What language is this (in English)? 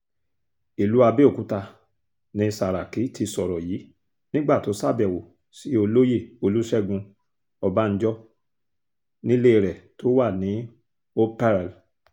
Yoruba